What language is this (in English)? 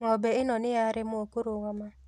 Kikuyu